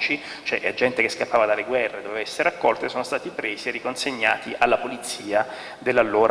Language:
Italian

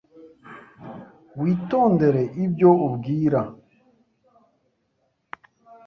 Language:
Kinyarwanda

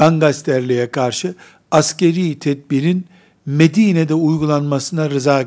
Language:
Turkish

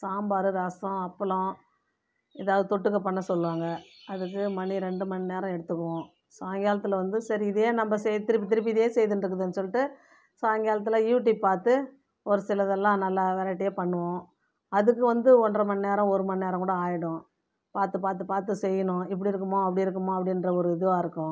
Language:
Tamil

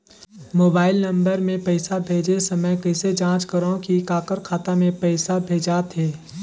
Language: Chhattisgarhi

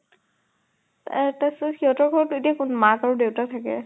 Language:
Assamese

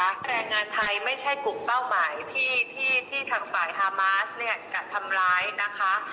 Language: Thai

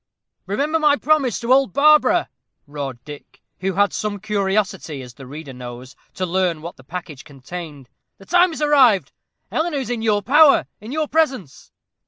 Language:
English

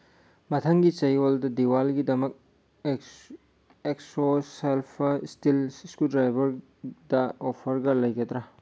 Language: Manipuri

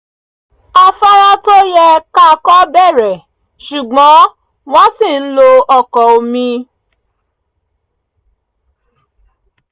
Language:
Yoruba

